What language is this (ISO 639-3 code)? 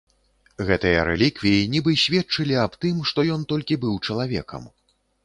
bel